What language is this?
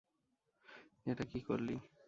Bangla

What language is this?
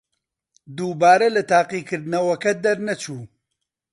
Central Kurdish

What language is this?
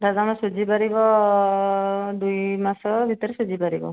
Odia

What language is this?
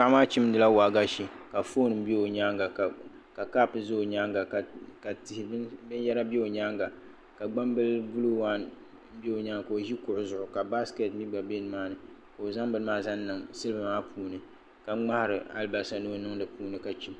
Dagbani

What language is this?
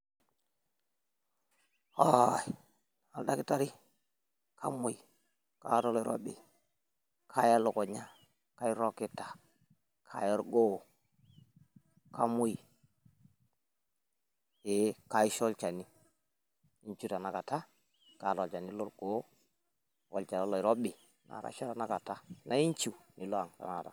Masai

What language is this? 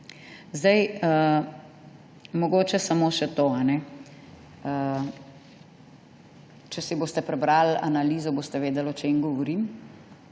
Slovenian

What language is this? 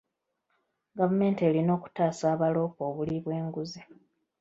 Ganda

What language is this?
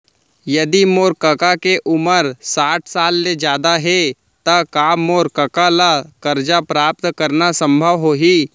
Chhattisgarhi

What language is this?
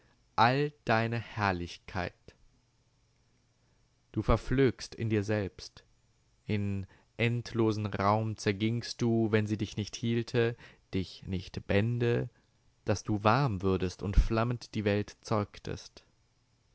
German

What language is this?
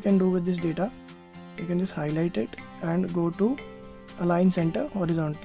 English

